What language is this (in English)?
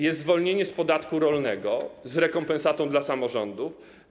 Polish